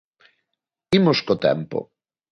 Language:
Galician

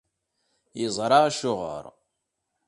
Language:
Kabyle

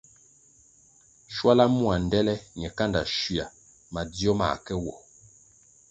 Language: Kwasio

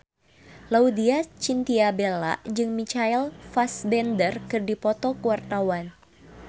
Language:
Sundanese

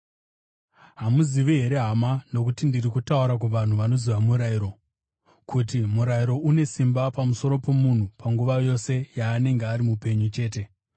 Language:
Shona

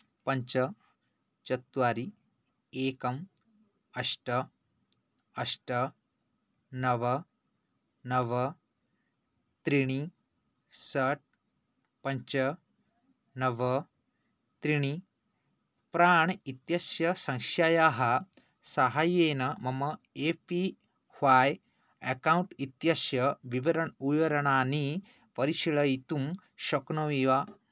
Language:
Sanskrit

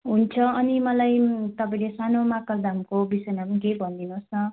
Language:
Nepali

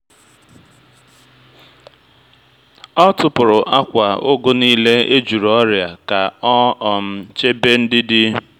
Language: Igbo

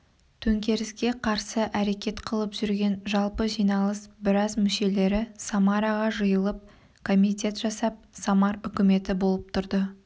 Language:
Kazakh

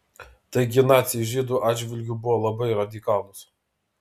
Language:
Lithuanian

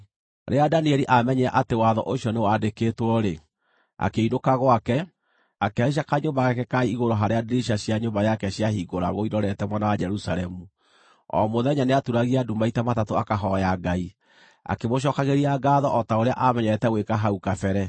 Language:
Kikuyu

